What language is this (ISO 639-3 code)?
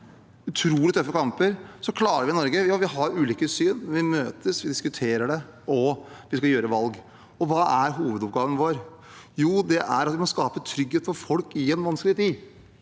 nor